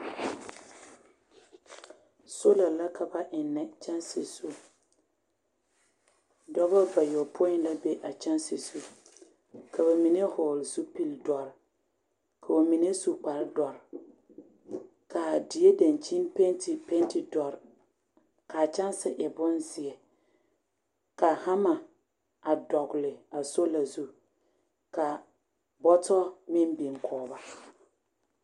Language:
Southern Dagaare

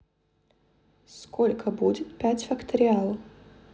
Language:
Russian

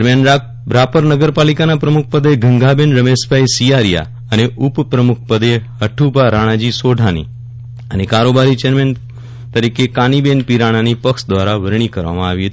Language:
Gujarati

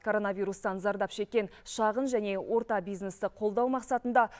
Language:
Kazakh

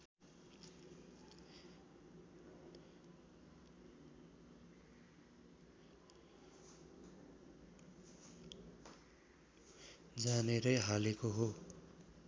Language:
Nepali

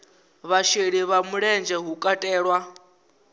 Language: Venda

